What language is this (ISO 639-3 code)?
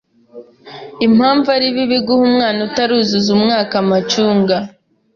kin